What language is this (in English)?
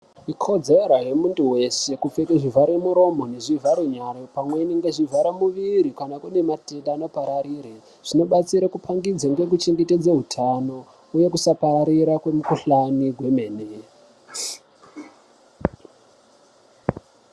Ndau